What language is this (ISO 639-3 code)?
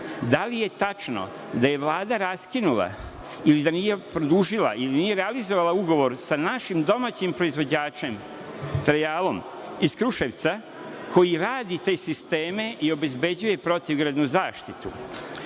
srp